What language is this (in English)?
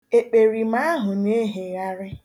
Igbo